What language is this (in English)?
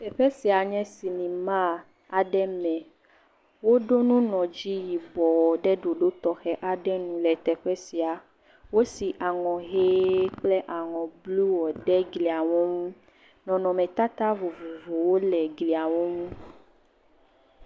Ewe